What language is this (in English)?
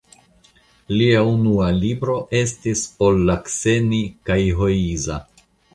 Esperanto